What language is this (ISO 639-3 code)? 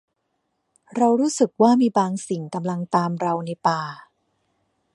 tha